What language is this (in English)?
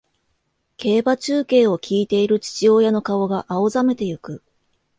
Japanese